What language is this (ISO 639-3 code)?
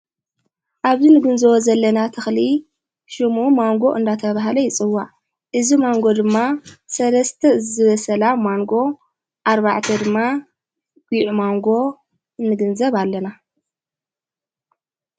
tir